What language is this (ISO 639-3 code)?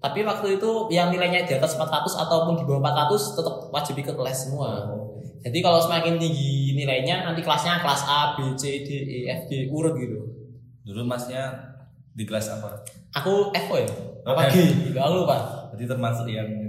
ind